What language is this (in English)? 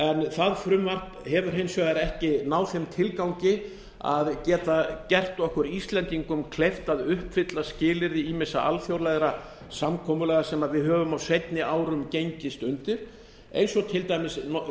Icelandic